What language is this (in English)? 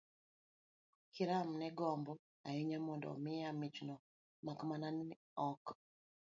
Luo (Kenya and Tanzania)